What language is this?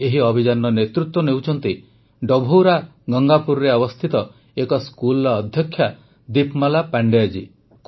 Odia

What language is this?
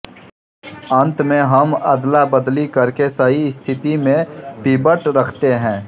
Hindi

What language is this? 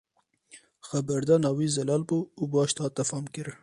Kurdish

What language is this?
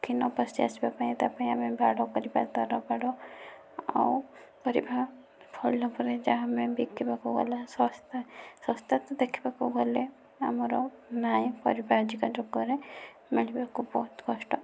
Odia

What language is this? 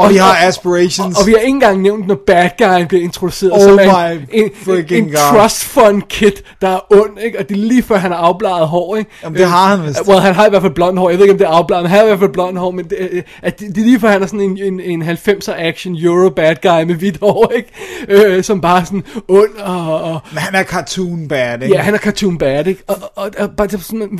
Danish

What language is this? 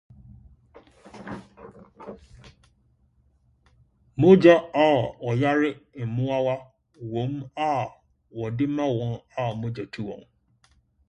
Akan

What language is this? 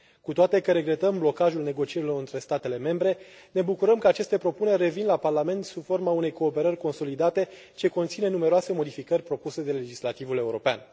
Romanian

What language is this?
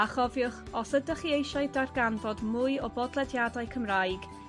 Welsh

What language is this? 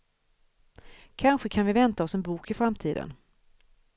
Swedish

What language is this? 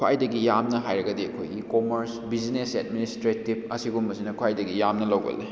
Manipuri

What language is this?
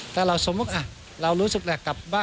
Thai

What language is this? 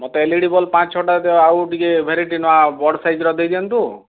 Odia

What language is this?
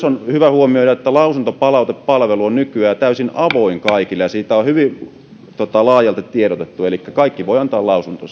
Finnish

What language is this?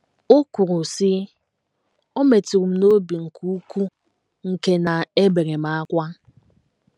Igbo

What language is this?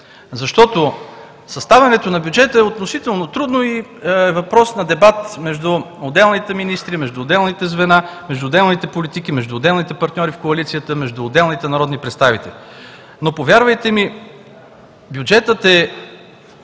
Bulgarian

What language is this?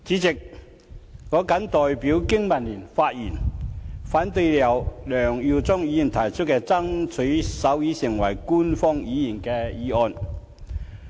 Cantonese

